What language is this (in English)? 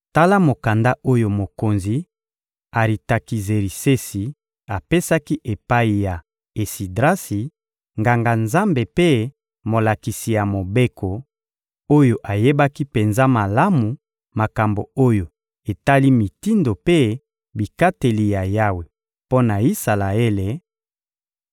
Lingala